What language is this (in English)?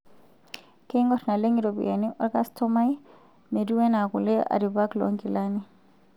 Masai